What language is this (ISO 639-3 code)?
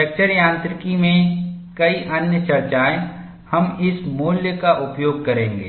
hin